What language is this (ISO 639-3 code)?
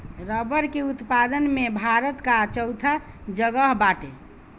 bho